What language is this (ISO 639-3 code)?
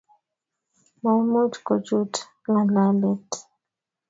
kln